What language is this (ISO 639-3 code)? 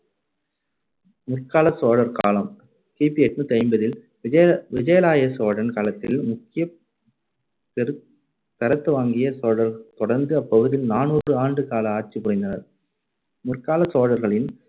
tam